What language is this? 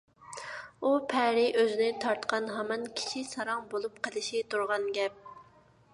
Uyghur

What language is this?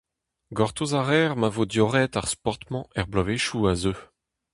Breton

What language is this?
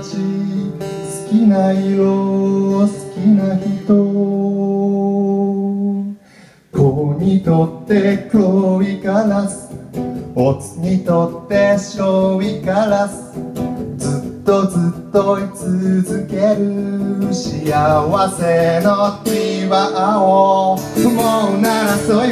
Japanese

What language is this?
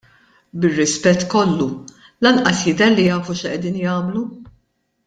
Maltese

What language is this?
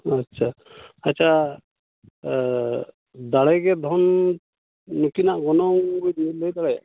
Santali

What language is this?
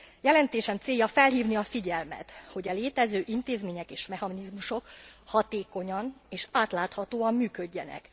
Hungarian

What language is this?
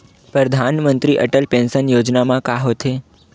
Chhattisgarhi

